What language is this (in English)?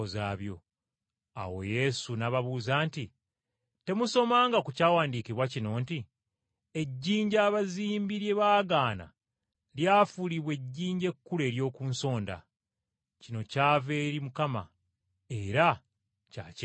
Ganda